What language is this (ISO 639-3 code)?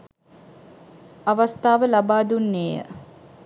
sin